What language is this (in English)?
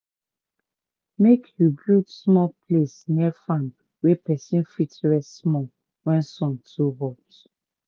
Nigerian Pidgin